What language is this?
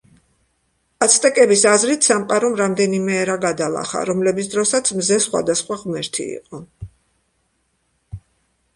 Georgian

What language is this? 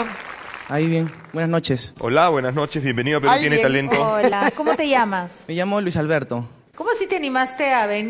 Spanish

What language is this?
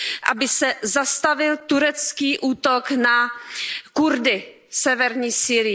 Czech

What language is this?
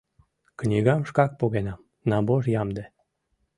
Mari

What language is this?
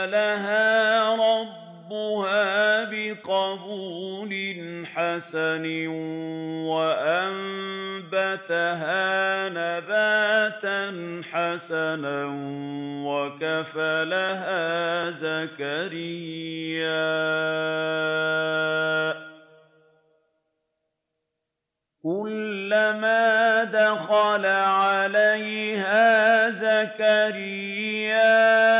Arabic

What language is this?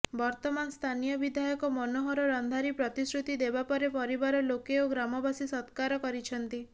Odia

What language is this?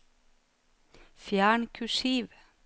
Norwegian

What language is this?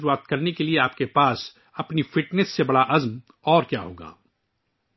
Urdu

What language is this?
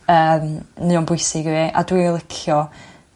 Welsh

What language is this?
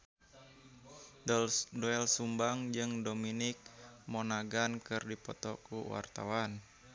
Sundanese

